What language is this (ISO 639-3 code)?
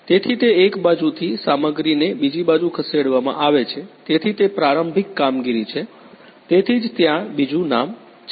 guj